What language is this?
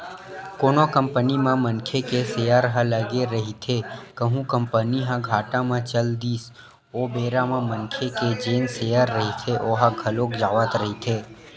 Chhattisgarhi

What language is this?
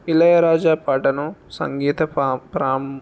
Telugu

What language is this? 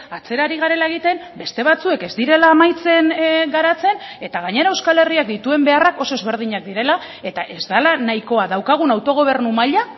Basque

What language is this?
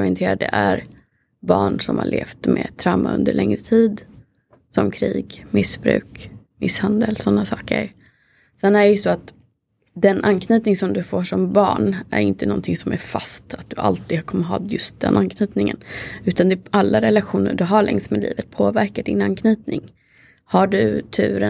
Swedish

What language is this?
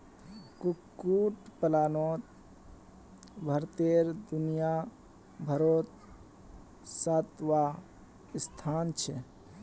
Magahi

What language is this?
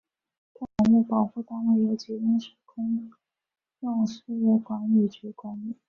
Chinese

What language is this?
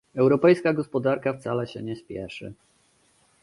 Polish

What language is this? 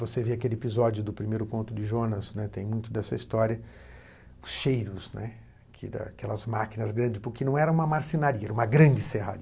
Portuguese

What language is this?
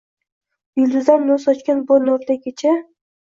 Uzbek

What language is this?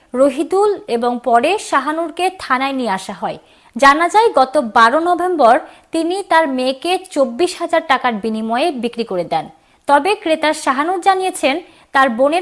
Turkish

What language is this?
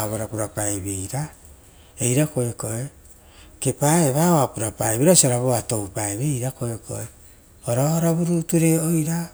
Rotokas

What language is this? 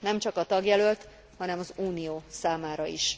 Hungarian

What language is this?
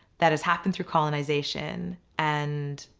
English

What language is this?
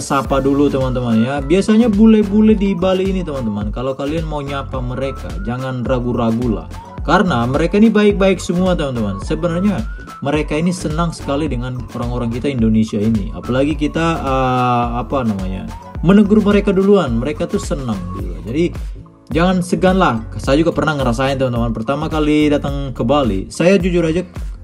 Indonesian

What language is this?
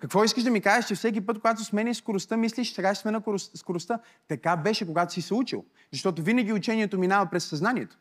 Bulgarian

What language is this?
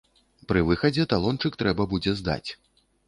Belarusian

